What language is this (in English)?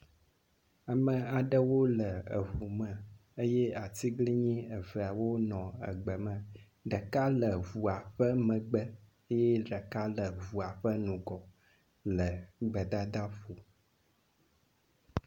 Ewe